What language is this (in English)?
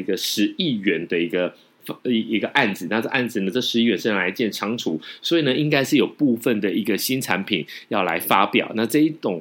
Chinese